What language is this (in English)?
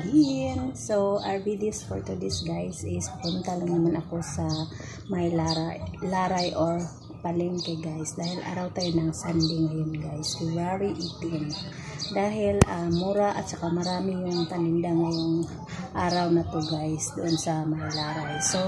Filipino